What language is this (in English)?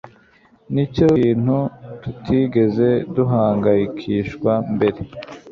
Kinyarwanda